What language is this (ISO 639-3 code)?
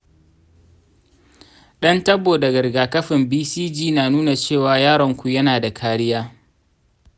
hau